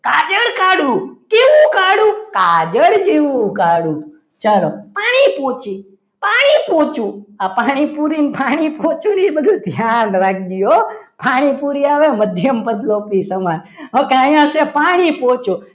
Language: Gujarati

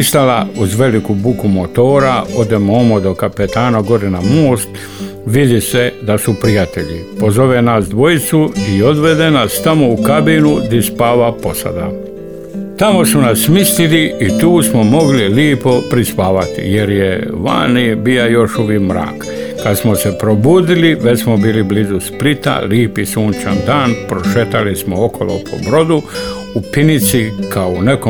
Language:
Croatian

